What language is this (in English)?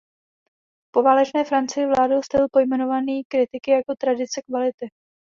Czech